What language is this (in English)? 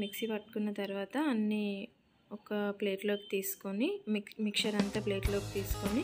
Telugu